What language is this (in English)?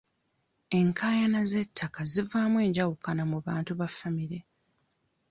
Ganda